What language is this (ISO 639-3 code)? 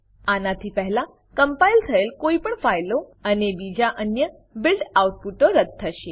guj